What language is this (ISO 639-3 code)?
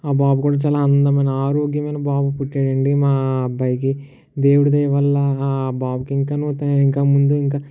tel